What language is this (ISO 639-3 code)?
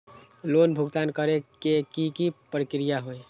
mag